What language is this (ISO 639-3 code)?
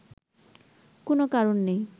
ben